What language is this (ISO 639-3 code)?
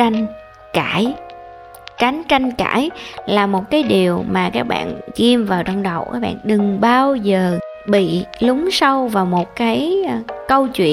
vie